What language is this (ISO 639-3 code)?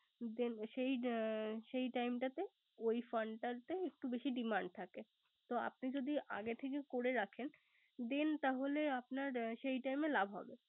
ben